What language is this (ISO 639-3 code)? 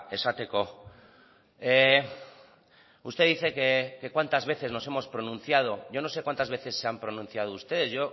spa